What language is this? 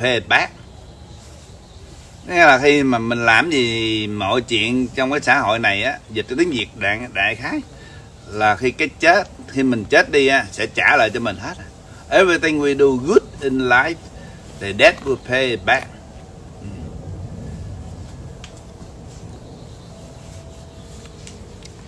Vietnamese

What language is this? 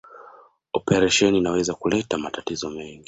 Swahili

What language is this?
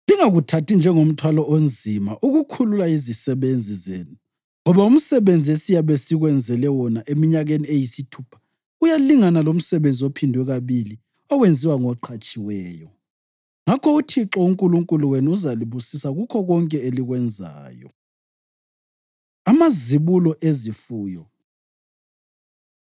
North Ndebele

